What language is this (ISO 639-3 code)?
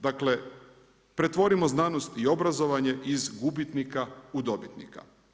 hrv